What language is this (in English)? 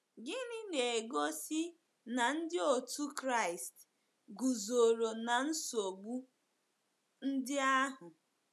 Igbo